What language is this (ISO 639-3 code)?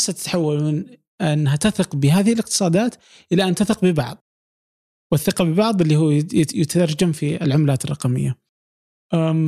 ara